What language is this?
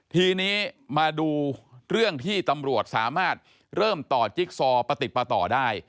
Thai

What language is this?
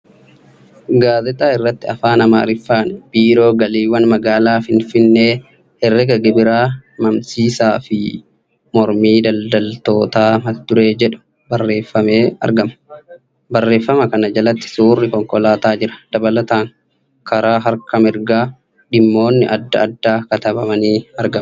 Oromo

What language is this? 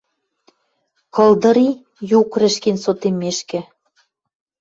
Western Mari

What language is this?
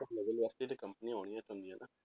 Punjabi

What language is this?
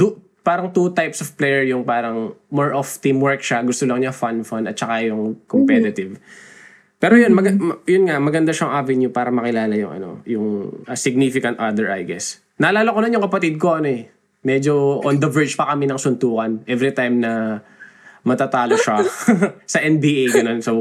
Filipino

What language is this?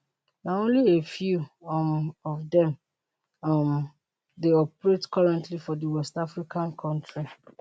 Nigerian Pidgin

